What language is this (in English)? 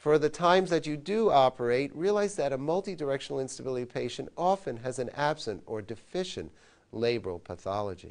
English